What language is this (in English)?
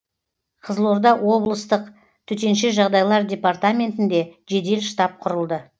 Kazakh